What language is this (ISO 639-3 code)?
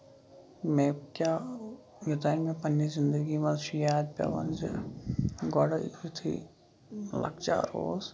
kas